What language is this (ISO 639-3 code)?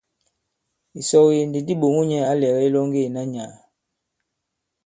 abb